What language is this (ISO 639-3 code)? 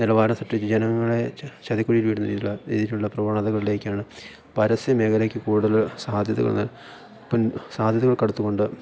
mal